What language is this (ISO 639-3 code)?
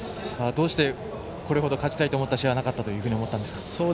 jpn